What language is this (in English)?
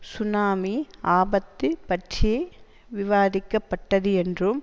Tamil